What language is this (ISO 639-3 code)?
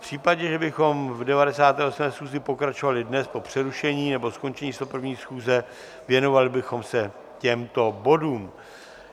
ces